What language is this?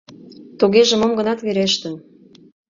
Mari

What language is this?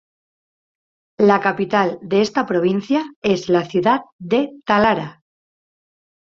Spanish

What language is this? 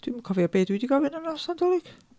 Welsh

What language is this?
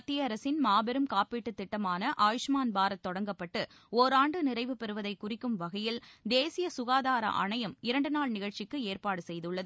Tamil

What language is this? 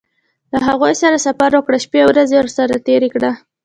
Pashto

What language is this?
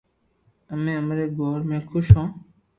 Loarki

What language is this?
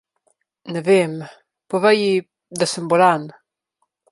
Slovenian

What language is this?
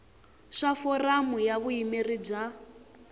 Tsonga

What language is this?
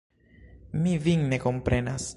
Esperanto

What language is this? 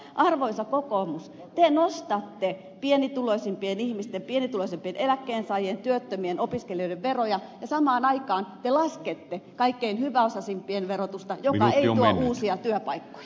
Finnish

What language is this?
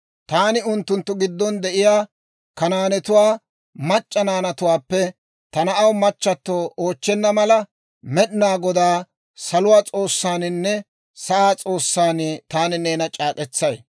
Dawro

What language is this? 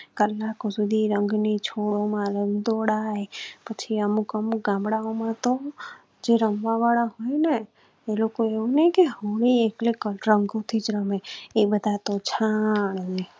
Gujarati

